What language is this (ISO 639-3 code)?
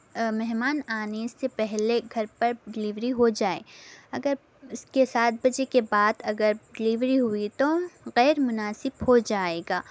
urd